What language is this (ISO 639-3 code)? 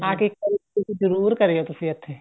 pan